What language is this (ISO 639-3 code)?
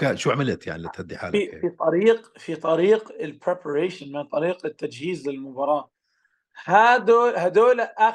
ara